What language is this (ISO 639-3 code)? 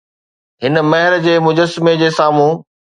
snd